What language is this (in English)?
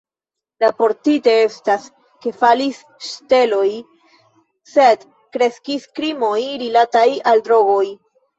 Esperanto